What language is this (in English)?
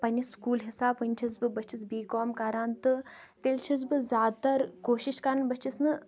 Kashmiri